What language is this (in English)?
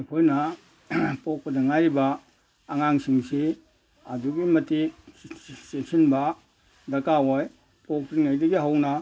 Manipuri